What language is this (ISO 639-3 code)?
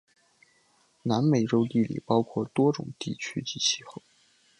zho